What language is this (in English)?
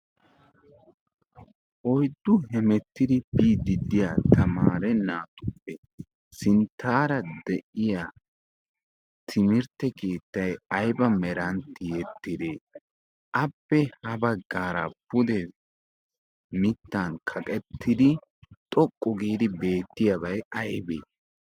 Wolaytta